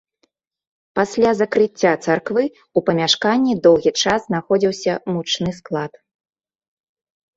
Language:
Belarusian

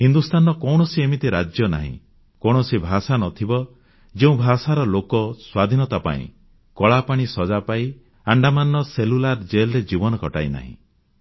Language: Odia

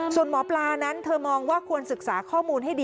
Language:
Thai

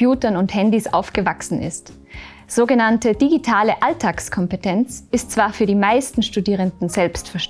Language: German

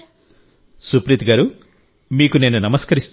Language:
Telugu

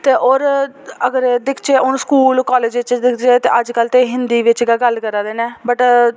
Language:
Dogri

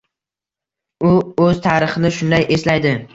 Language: Uzbek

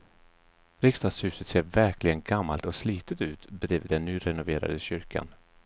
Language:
Swedish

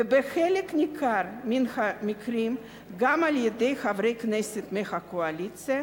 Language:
Hebrew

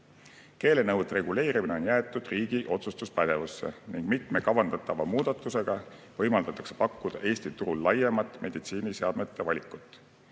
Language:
Estonian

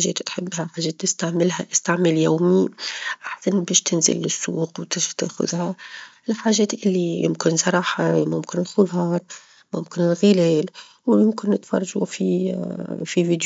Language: Tunisian Arabic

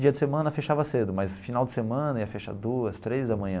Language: Portuguese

